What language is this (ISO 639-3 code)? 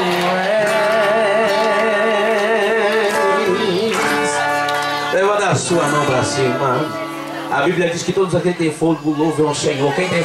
por